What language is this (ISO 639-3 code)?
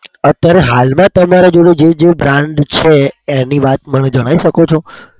guj